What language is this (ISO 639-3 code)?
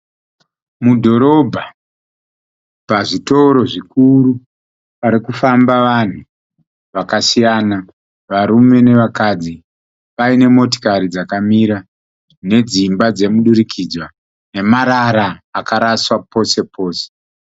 sna